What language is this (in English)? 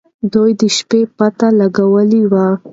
Pashto